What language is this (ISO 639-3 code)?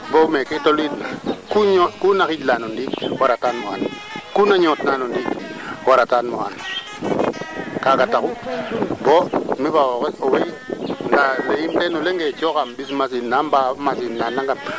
srr